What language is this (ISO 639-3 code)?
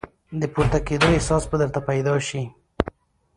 pus